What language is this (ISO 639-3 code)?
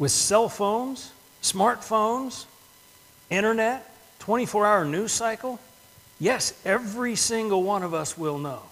eng